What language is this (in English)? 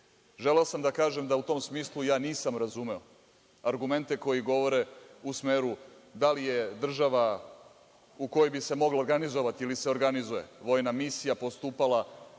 Serbian